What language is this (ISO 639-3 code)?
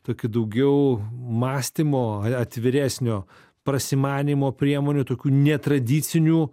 lit